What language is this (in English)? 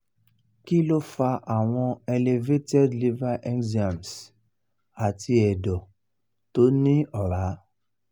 Yoruba